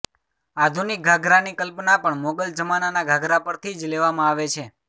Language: Gujarati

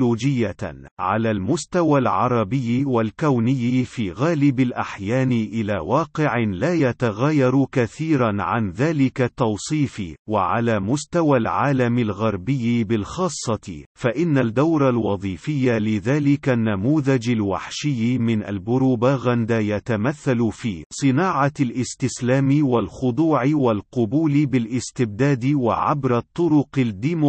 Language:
Arabic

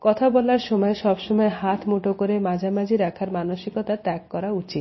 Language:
Bangla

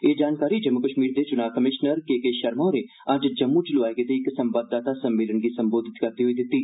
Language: Dogri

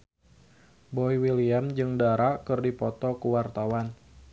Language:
Sundanese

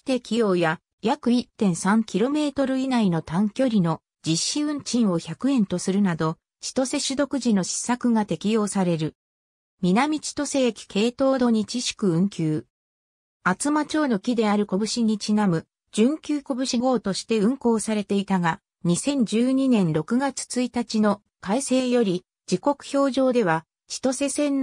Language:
Japanese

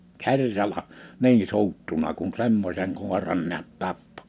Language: Finnish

